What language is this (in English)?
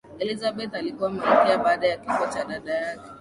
Swahili